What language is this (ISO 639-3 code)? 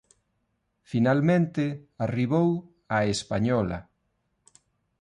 glg